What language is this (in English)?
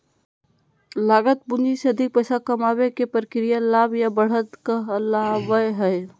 Magahi